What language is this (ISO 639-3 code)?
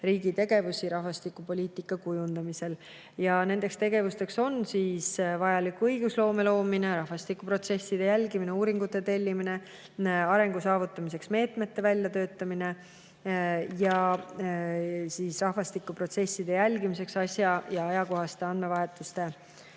est